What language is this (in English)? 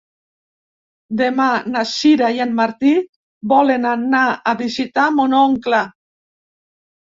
Catalan